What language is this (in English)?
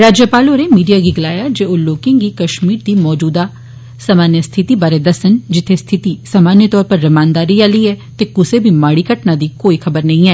Dogri